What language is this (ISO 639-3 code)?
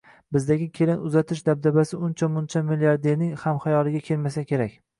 uzb